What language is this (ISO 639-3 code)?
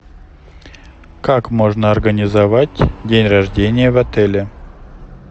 rus